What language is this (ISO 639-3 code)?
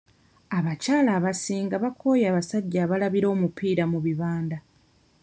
lug